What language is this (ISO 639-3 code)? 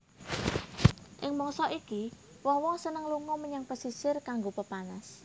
jav